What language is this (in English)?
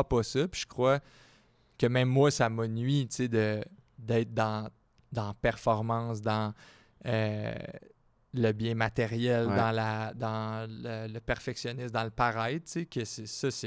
French